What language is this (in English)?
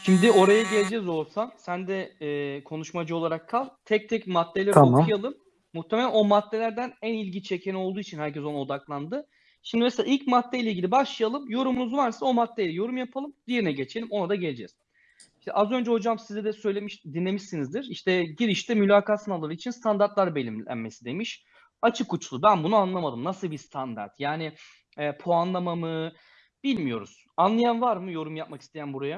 Turkish